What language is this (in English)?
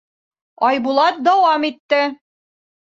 Bashkir